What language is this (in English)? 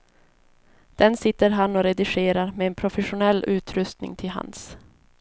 Swedish